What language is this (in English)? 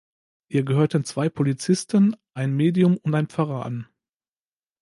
German